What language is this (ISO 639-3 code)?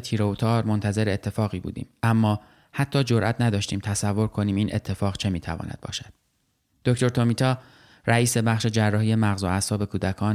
fas